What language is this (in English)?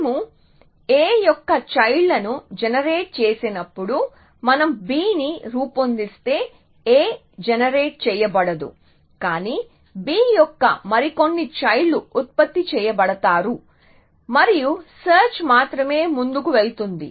Telugu